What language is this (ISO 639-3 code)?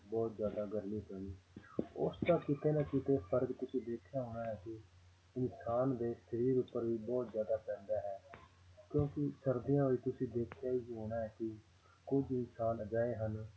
pan